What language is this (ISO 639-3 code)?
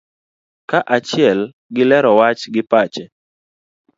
luo